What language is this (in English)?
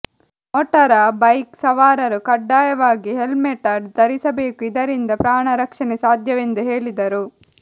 Kannada